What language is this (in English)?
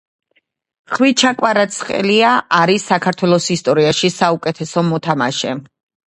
Georgian